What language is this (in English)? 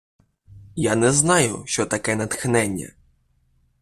Ukrainian